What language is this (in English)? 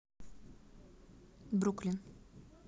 Russian